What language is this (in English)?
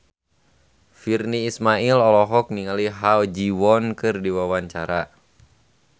Sundanese